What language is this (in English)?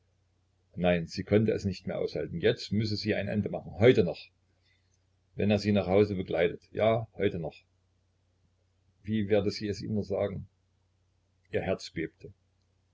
German